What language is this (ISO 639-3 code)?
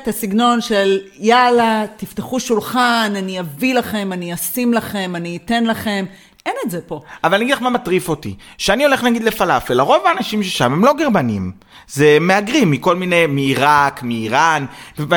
heb